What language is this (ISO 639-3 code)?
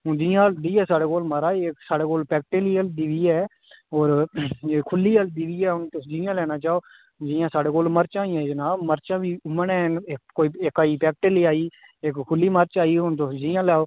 doi